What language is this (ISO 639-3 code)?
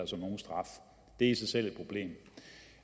dan